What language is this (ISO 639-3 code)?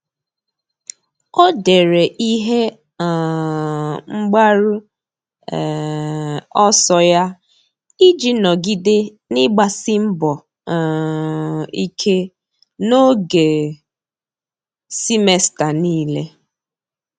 ibo